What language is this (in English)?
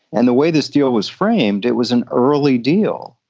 English